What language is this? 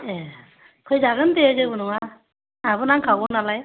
Bodo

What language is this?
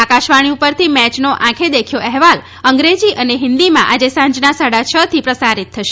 Gujarati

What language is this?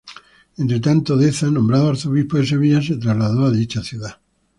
Spanish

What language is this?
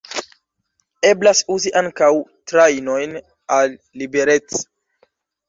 Esperanto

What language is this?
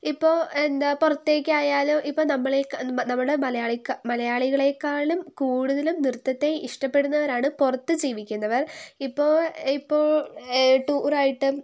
Malayalam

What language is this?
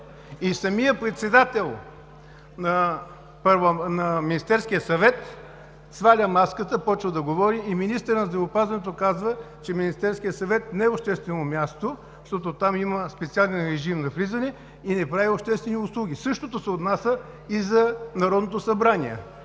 Bulgarian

